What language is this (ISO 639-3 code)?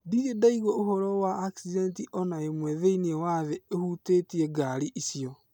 kik